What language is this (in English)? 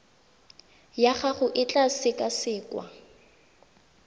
Tswana